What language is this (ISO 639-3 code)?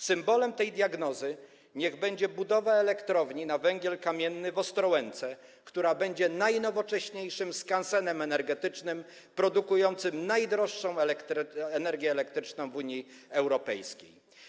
pol